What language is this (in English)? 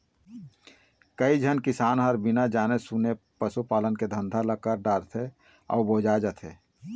Chhattisgarhi